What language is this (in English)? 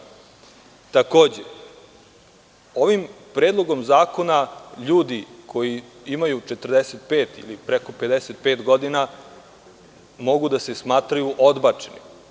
Serbian